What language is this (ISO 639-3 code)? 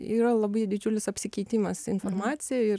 lit